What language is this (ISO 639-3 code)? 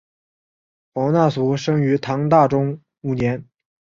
zho